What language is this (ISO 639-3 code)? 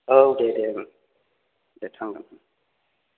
brx